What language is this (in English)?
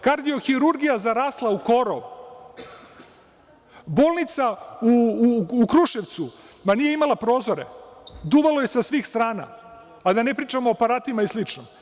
Serbian